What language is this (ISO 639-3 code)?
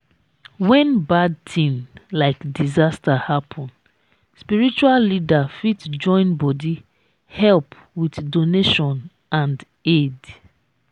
pcm